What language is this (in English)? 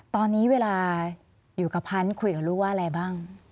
Thai